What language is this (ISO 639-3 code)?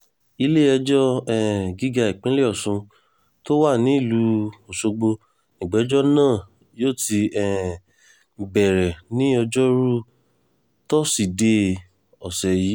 yor